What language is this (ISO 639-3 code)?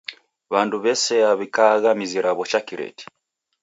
dav